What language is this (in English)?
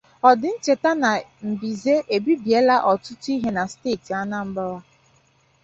Igbo